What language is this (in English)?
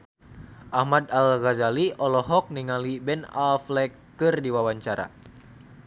Sundanese